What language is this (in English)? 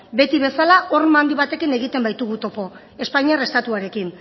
Basque